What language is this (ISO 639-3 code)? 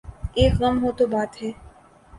urd